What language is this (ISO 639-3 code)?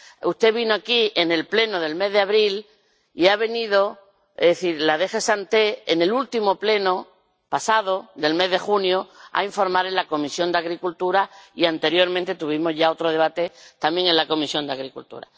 spa